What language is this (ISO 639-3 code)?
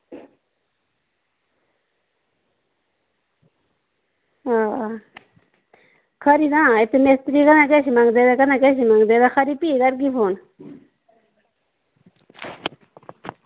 doi